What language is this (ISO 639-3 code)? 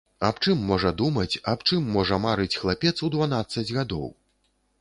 bel